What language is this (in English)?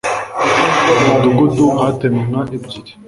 Kinyarwanda